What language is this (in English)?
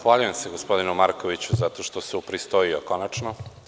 Serbian